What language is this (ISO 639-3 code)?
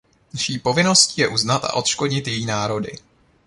ces